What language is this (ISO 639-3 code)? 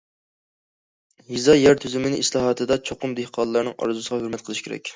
uig